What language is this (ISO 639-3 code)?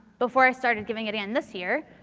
eng